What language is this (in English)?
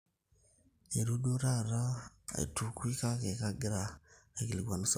Masai